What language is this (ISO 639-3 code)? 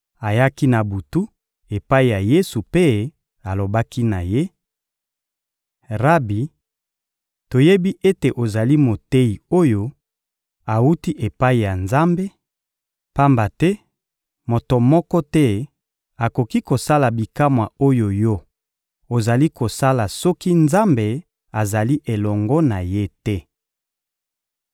lin